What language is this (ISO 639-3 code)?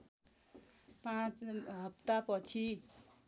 nep